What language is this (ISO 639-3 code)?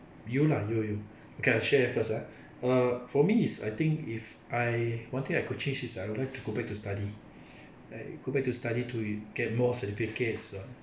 eng